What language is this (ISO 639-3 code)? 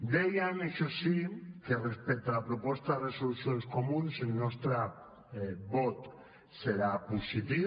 cat